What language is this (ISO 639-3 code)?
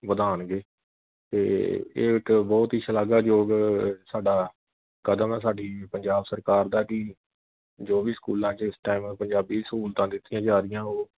pan